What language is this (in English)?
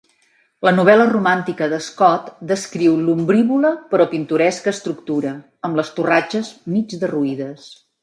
Catalan